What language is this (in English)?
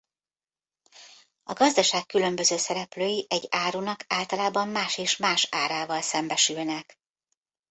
Hungarian